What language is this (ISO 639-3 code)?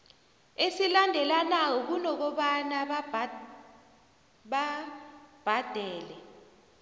nbl